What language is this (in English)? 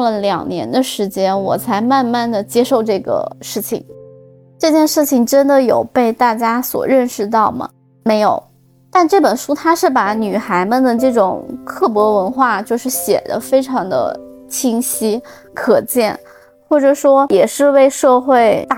Chinese